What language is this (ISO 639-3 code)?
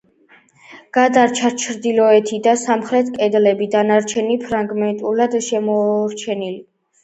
kat